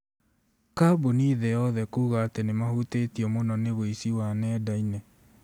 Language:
Kikuyu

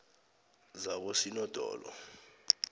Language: South Ndebele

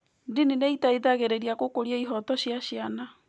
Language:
Kikuyu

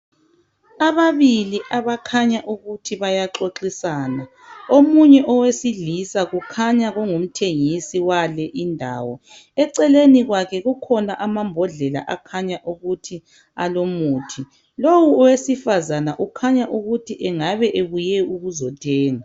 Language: North Ndebele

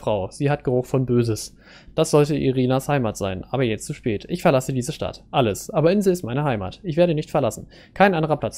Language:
German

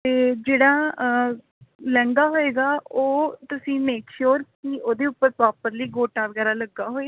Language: Punjabi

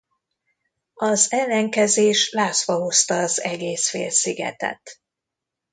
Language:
Hungarian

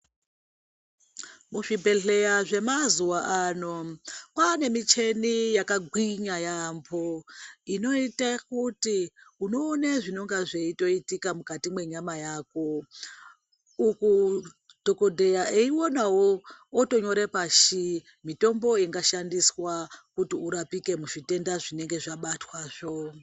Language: Ndau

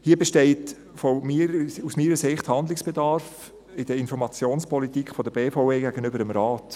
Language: Swiss German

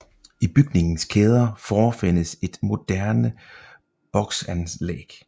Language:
Danish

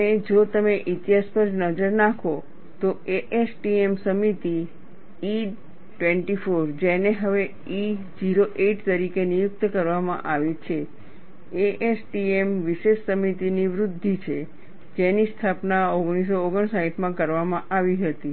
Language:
Gujarati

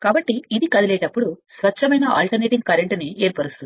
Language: Telugu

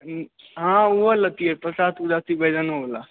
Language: Maithili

